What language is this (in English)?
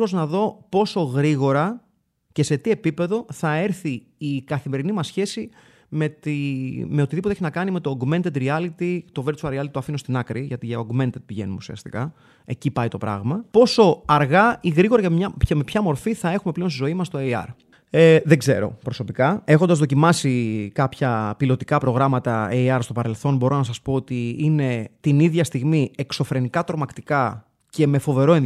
Greek